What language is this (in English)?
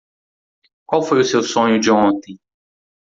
Portuguese